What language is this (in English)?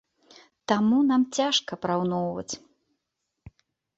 Belarusian